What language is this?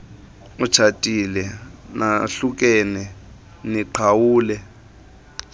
Xhosa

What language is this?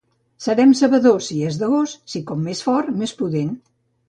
Catalan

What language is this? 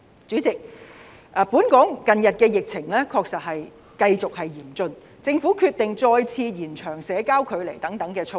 Cantonese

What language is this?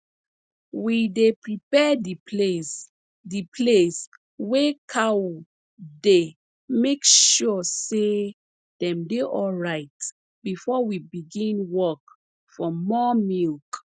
Nigerian Pidgin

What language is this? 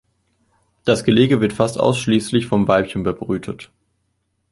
German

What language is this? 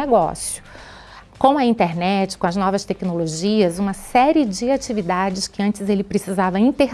Portuguese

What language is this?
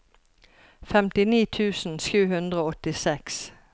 Norwegian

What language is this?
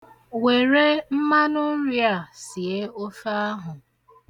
Igbo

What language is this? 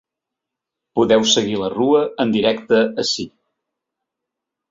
Catalan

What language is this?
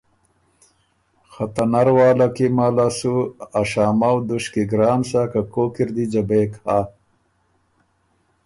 Ormuri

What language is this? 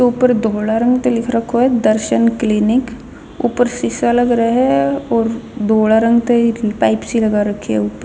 Haryanvi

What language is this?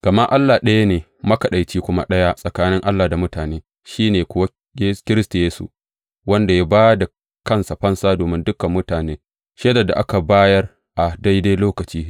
Hausa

